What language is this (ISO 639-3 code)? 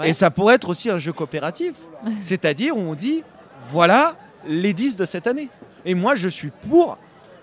fra